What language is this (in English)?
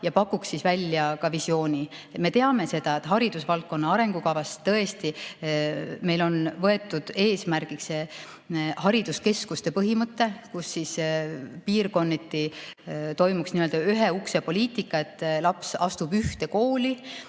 Estonian